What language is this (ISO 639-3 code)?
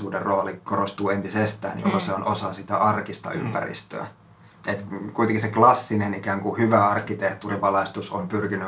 fin